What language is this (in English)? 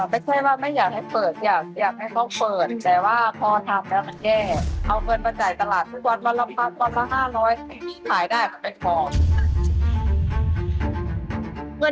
Thai